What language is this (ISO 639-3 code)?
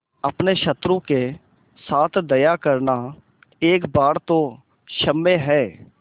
hin